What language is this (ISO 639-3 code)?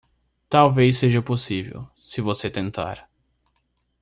por